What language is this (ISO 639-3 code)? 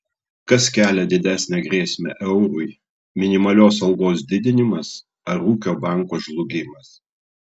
lit